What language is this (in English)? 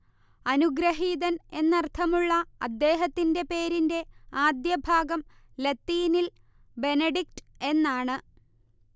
Malayalam